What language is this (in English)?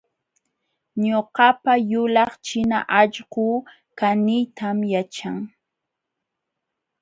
Jauja Wanca Quechua